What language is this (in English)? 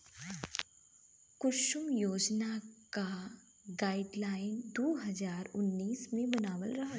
Bhojpuri